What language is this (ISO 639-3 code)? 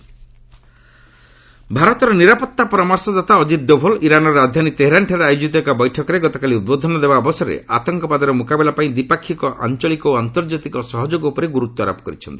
ori